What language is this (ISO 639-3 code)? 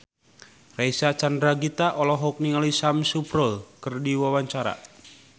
sun